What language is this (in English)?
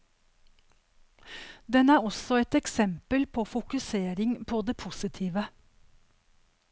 Norwegian